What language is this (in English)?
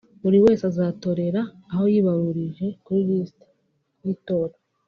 Kinyarwanda